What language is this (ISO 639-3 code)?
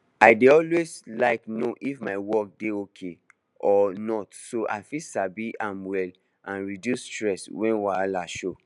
pcm